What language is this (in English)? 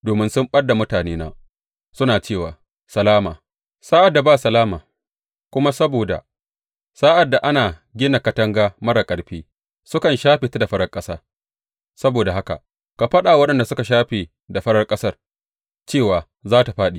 Hausa